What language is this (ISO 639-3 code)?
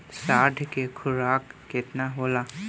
bho